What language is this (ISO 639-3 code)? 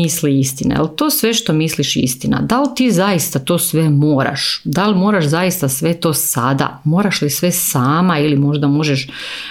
hrv